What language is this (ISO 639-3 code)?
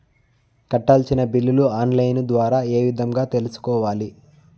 tel